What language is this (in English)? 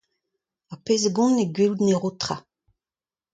Breton